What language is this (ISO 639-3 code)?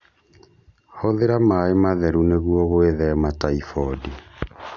kik